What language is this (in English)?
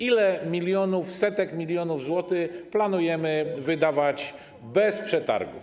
Polish